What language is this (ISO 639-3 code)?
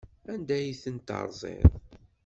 kab